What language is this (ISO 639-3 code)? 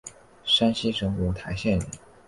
zho